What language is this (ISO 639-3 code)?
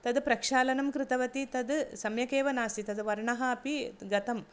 san